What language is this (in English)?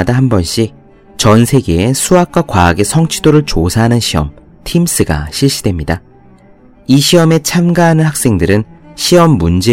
Korean